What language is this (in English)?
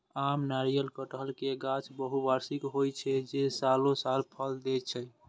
Maithili